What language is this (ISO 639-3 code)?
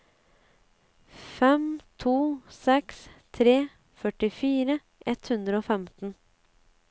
nor